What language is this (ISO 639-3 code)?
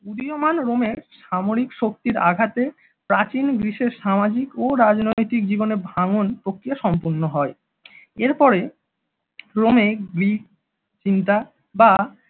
ben